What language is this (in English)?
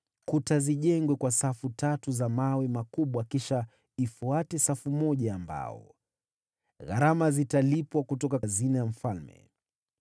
Swahili